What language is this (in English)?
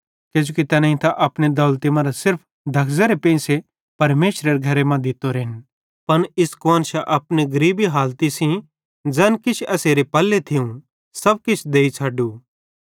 Bhadrawahi